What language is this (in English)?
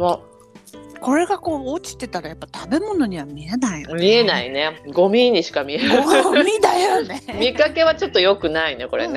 Japanese